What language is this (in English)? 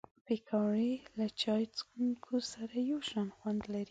Pashto